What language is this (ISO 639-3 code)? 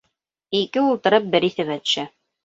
bak